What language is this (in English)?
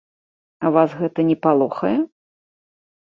Belarusian